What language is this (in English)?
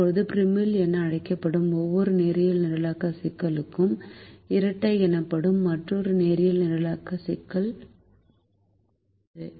Tamil